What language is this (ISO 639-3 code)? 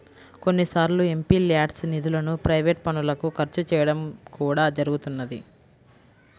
tel